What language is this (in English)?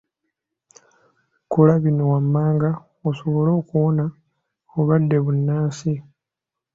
Ganda